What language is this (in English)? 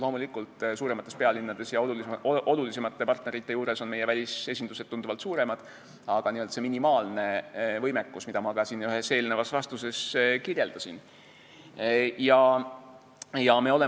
Estonian